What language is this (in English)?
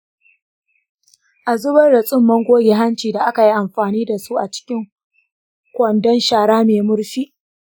Hausa